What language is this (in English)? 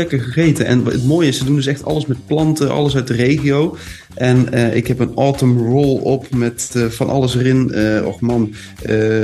Dutch